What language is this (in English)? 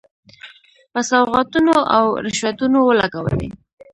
Pashto